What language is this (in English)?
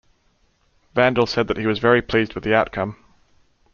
English